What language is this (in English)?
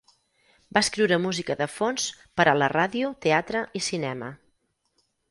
Catalan